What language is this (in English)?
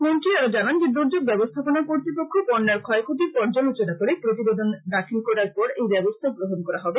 Bangla